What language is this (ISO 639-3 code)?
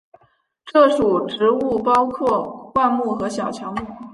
zho